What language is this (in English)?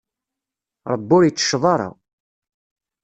Kabyle